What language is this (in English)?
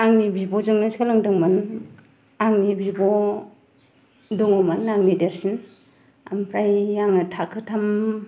Bodo